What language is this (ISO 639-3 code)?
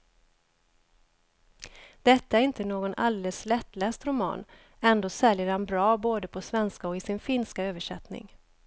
swe